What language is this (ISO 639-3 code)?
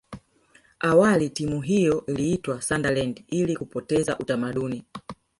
swa